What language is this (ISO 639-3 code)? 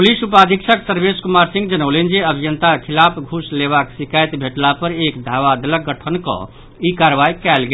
mai